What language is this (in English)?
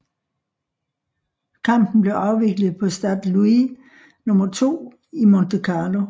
Danish